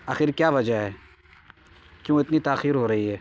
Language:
Urdu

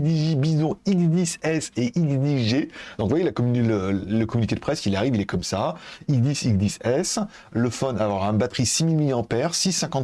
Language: French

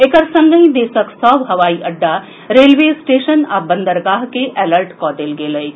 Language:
Maithili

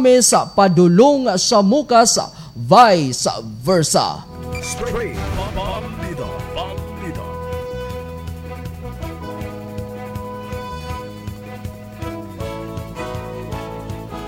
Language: Filipino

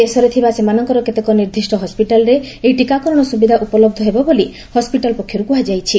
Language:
Odia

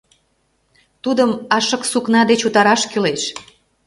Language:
Mari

